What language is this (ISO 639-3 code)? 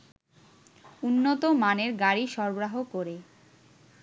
ben